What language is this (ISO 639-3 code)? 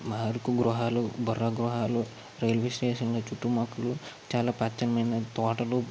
tel